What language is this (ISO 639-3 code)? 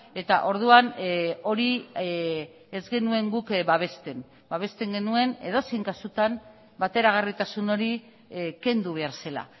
eus